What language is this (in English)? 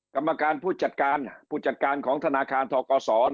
Thai